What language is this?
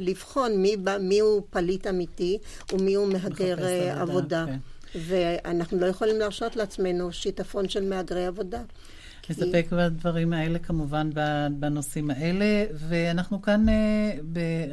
Hebrew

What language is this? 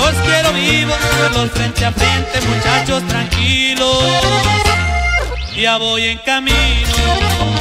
Indonesian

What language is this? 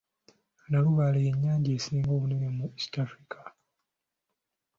Ganda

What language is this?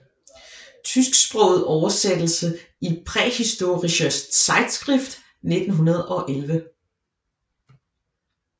Danish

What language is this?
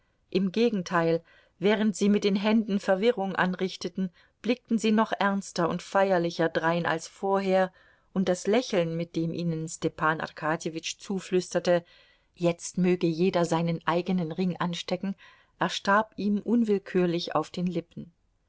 German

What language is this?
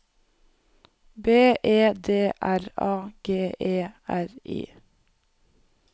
Norwegian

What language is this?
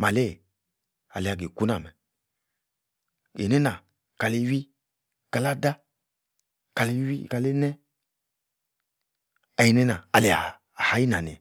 Yace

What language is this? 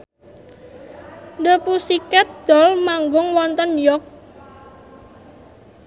Javanese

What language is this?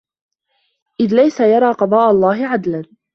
Arabic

